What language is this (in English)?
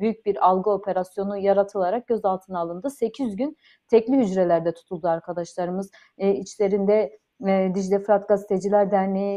Turkish